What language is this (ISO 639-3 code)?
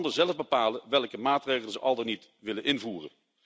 nld